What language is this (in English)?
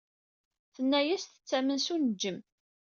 Kabyle